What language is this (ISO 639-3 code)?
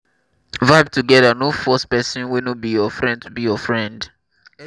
pcm